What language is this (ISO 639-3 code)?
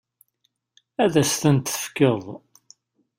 kab